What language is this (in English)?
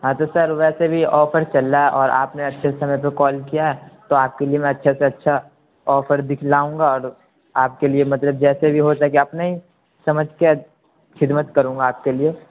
Urdu